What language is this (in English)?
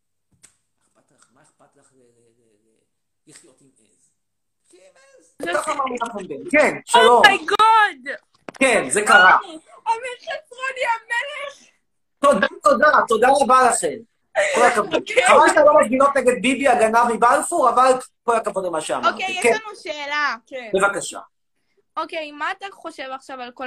Hebrew